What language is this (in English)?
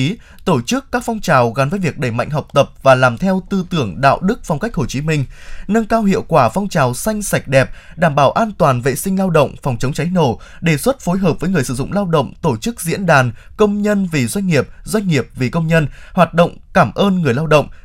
Vietnamese